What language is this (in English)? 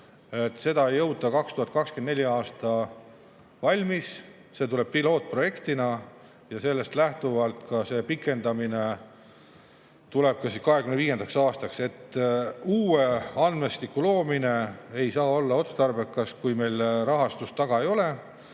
Estonian